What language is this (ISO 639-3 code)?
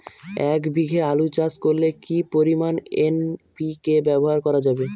ben